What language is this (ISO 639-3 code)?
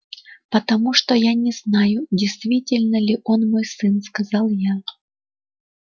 rus